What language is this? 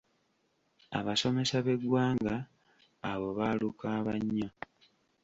Ganda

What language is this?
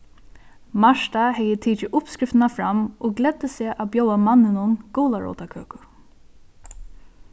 Faroese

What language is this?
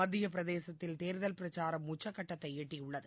Tamil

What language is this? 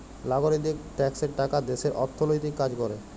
Bangla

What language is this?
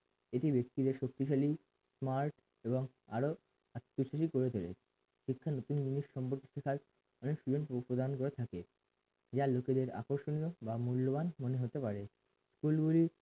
Bangla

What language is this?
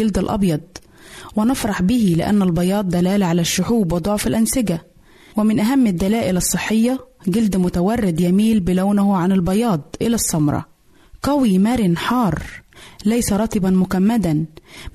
Arabic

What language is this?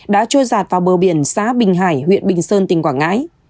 Vietnamese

